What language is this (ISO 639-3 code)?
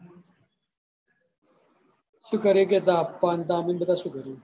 guj